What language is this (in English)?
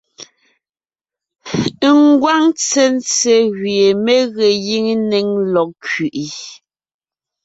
Ngiemboon